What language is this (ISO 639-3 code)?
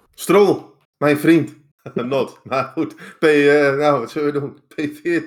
nld